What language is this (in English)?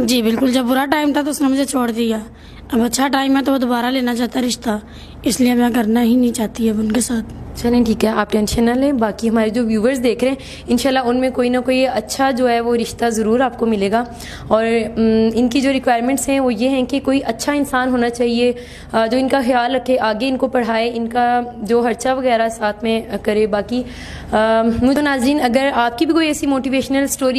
Hindi